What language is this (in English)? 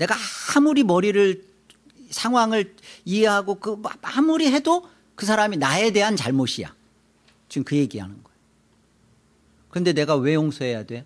Korean